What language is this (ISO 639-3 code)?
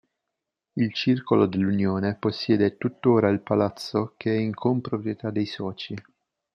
ita